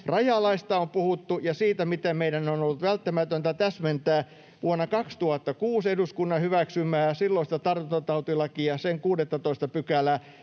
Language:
Finnish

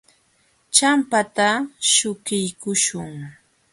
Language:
Jauja Wanca Quechua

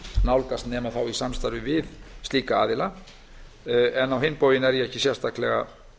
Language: Icelandic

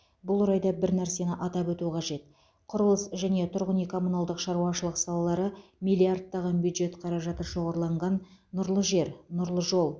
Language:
Kazakh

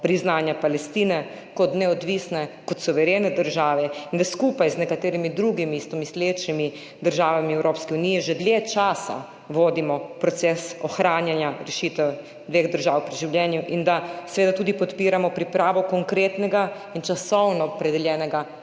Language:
Slovenian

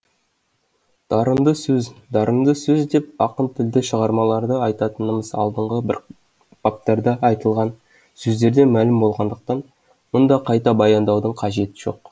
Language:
Kazakh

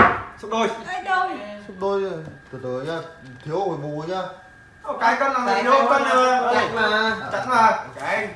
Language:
Vietnamese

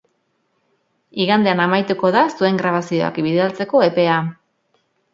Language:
Basque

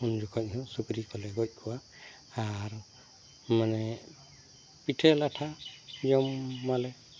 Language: Santali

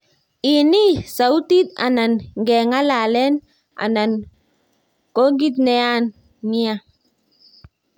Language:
Kalenjin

